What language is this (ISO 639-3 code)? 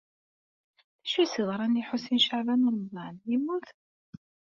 kab